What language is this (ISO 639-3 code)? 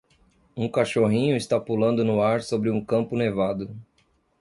por